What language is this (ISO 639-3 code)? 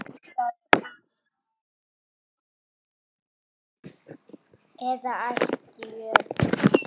isl